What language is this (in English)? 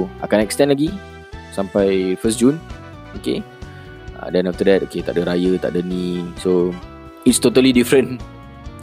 Malay